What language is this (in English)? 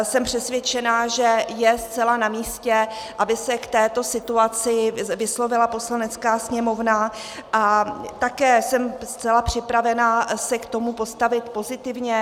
Czech